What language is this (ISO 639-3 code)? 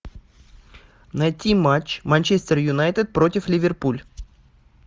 rus